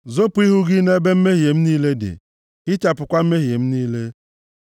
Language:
Igbo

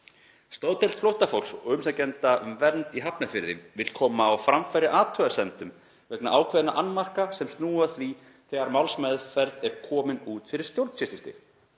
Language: Icelandic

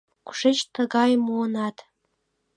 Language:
Mari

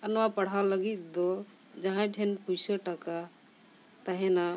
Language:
Santali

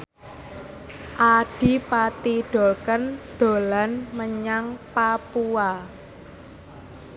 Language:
Javanese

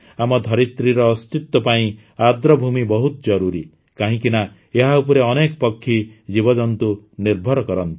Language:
Odia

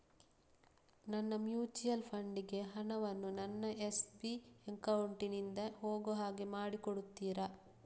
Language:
Kannada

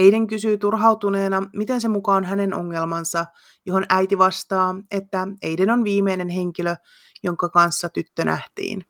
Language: Finnish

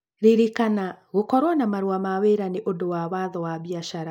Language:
Kikuyu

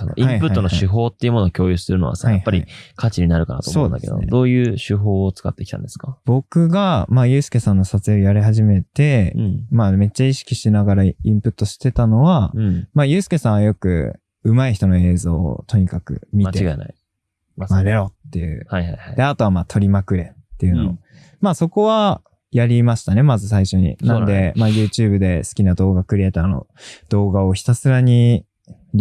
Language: Japanese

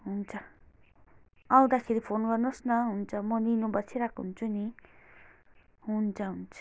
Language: Nepali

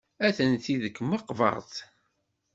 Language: Kabyle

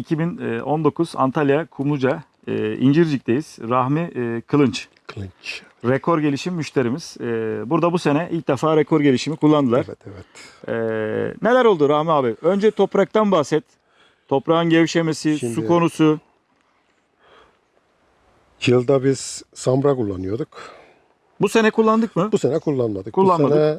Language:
Turkish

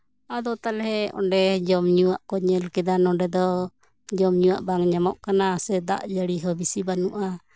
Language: Santali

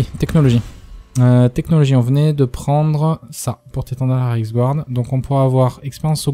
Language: French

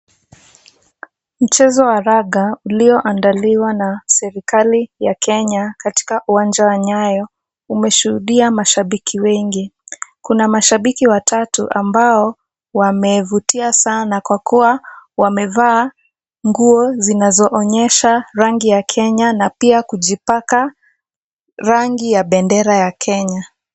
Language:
Swahili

